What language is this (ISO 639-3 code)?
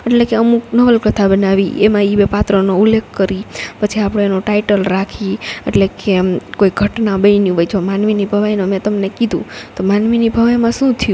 guj